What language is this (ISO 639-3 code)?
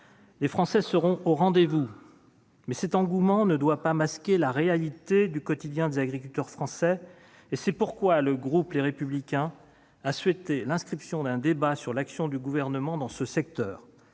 fra